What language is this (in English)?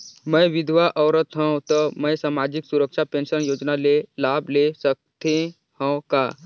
Chhattisgarhi